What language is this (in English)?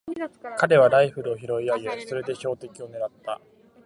Japanese